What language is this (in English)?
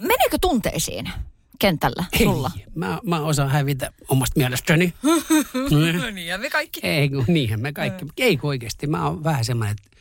Finnish